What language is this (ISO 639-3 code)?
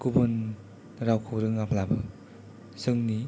brx